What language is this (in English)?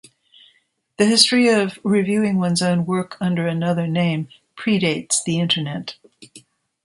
English